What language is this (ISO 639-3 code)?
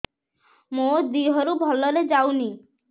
ori